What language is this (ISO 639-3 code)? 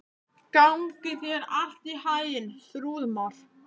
isl